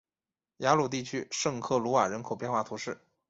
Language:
Chinese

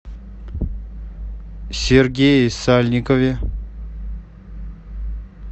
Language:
Russian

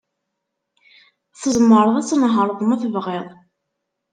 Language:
Kabyle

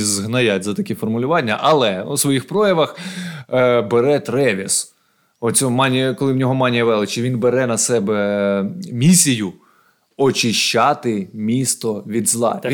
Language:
Ukrainian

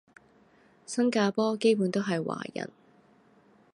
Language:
Cantonese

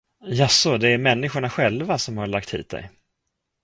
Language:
Swedish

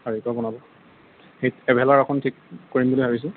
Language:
Assamese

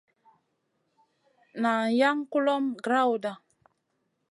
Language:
Masana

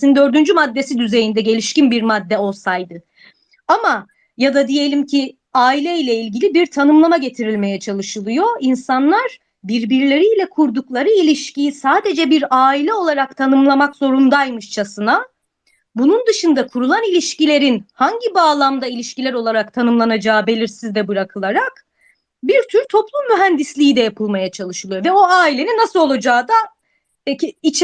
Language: Turkish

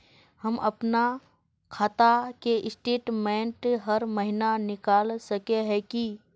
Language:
Magahi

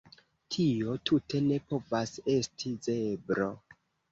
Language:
Esperanto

